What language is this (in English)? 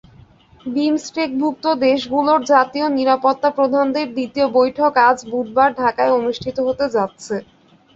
Bangla